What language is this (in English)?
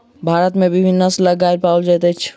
Maithili